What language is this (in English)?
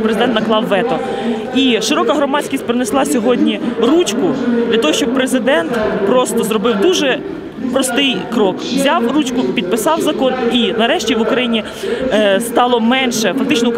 Ukrainian